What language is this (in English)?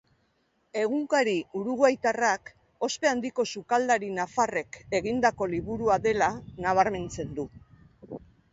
Basque